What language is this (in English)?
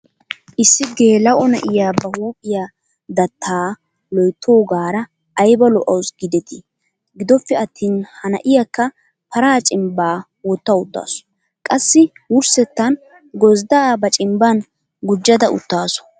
Wolaytta